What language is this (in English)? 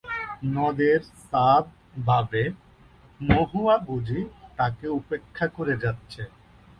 Bangla